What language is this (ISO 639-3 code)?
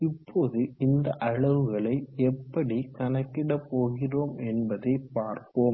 tam